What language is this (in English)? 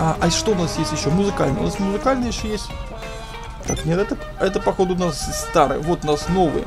Russian